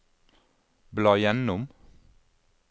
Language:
Norwegian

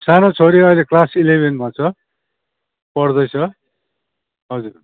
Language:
Nepali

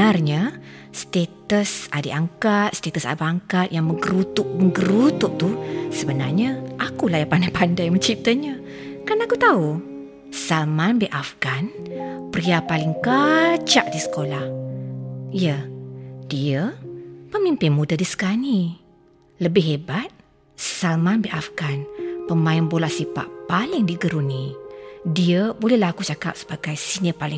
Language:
Malay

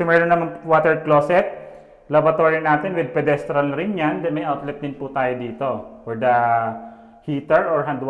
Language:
Filipino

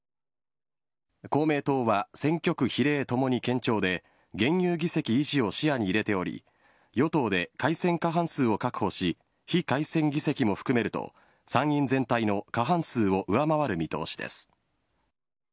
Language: Japanese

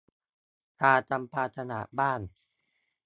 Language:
Thai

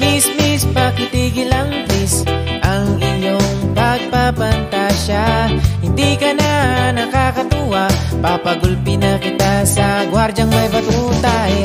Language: Indonesian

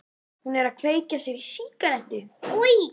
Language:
Icelandic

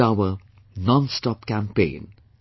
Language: English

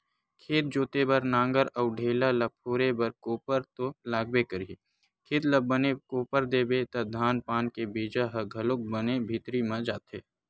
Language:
Chhattisgarhi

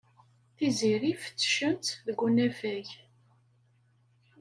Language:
Kabyle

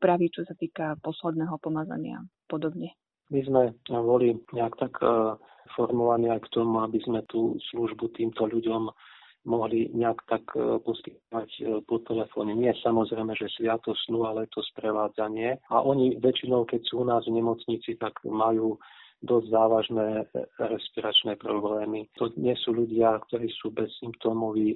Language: Slovak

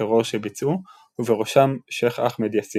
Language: Hebrew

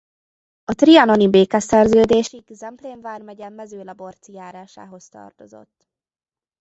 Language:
Hungarian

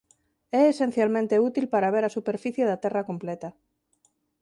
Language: Galician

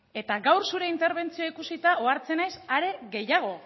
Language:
Basque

